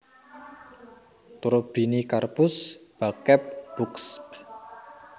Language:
Javanese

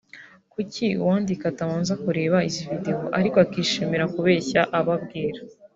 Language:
Kinyarwanda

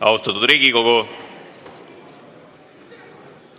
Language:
Estonian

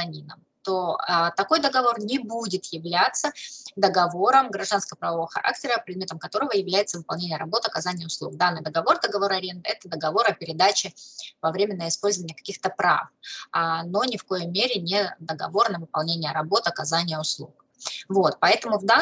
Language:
Russian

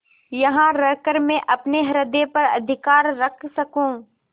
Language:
Hindi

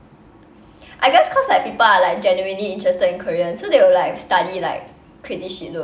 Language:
English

